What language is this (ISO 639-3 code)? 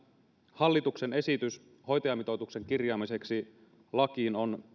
fin